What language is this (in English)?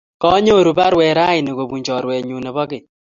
Kalenjin